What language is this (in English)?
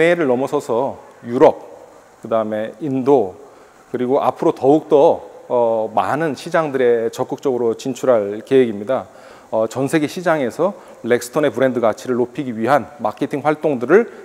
Korean